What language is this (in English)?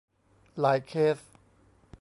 Thai